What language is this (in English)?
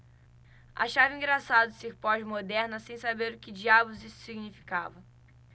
Portuguese